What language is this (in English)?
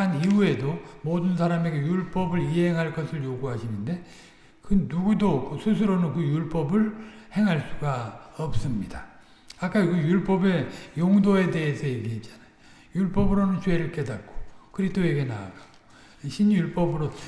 Korean